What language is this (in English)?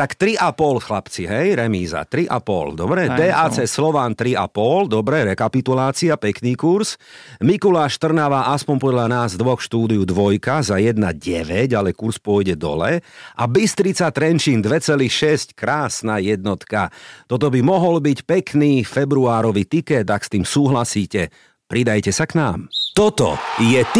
Slovak